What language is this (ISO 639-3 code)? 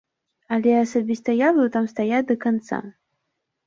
bel